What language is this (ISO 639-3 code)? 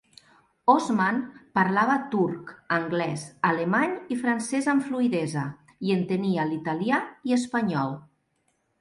cat